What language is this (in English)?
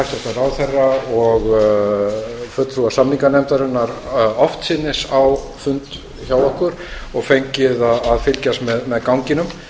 Icelandic